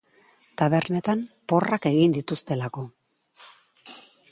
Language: Basque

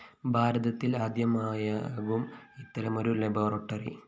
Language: Malayalam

